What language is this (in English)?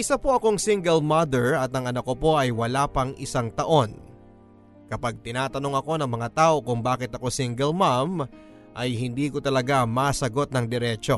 Filipino